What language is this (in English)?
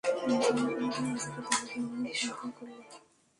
Bangla